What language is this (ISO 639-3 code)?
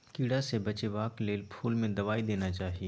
mai